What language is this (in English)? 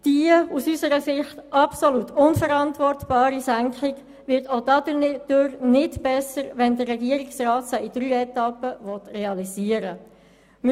Swiss German